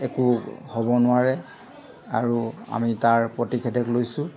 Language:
Assamese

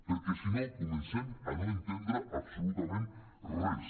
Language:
Catalan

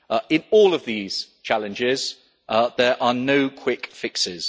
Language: English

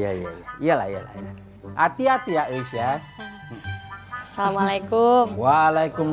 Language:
Indonesian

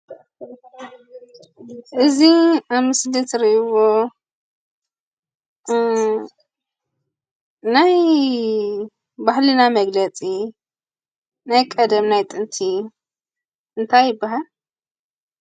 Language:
Tigrinya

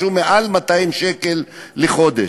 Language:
Hebrew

